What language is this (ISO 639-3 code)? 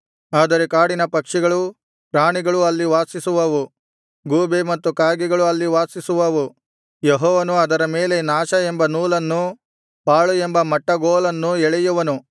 kan